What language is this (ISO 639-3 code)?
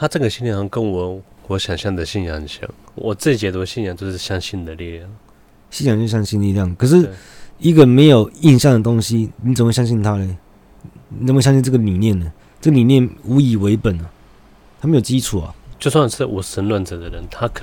zho